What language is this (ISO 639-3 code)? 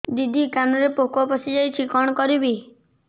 ori